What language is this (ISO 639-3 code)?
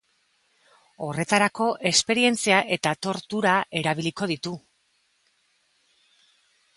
eus